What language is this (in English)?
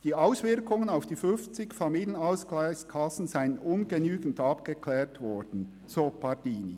Swiss German